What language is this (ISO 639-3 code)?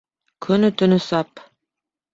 bak